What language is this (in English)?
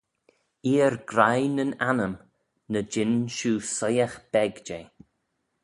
Manx